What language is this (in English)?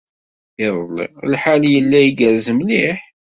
Kabyle